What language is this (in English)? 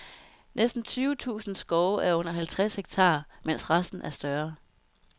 Danish